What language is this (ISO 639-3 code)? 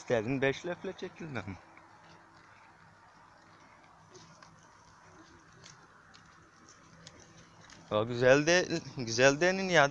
spa